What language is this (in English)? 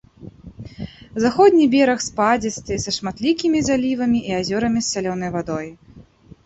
Belarusian